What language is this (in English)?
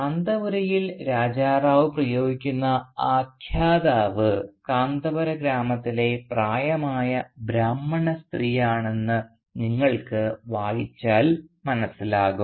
Malayalam